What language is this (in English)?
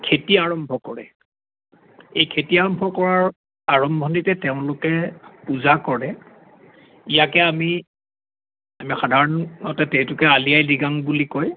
Assamese